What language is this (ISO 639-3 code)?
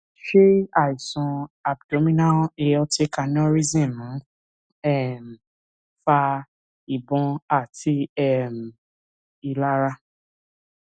yor